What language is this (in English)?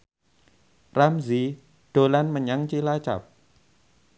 Javanese